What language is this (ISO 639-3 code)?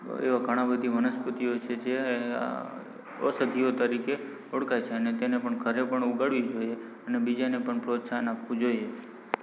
guj